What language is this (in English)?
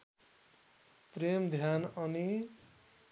Nepali